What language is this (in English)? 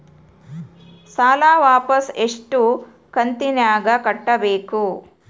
Kannada